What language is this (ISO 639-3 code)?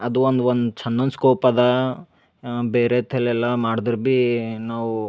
kan